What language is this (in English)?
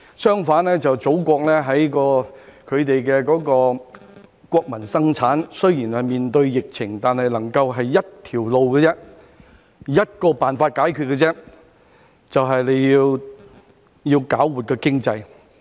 Cantonese